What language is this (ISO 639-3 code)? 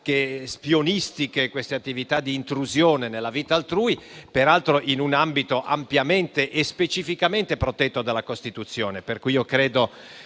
ita